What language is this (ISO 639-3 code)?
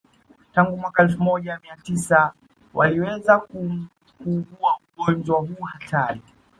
swa